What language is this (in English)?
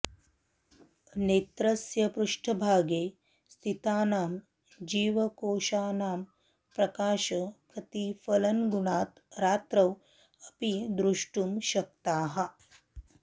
Sanskrit